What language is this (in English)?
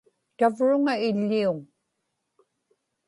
Inupiaq